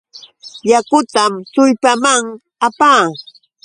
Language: Yauyos Quechua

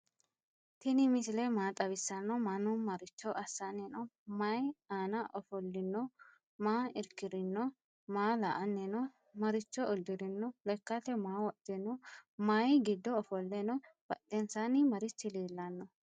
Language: Sidamo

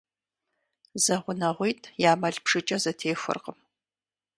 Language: Kabardian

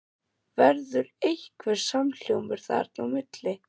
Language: Icelandic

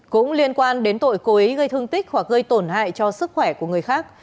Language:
Vietnamese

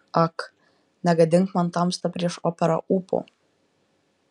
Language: Lithuanian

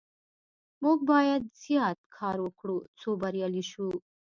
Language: Pashto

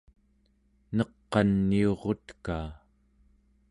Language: Central Yupik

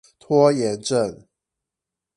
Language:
Chinese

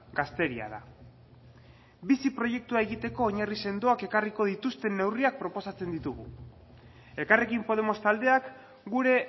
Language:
Basque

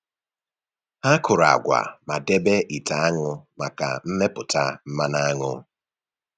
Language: Igbo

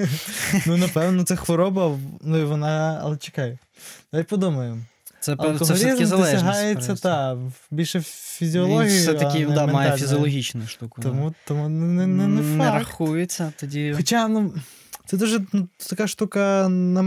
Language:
Ukrainian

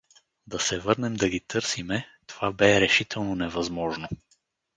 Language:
Bulgarian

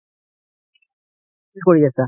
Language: Assamese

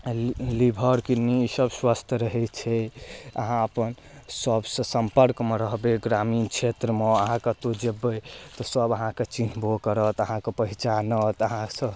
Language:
Maithili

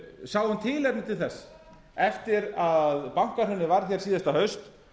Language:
Icelandic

